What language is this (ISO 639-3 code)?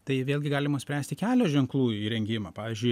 lit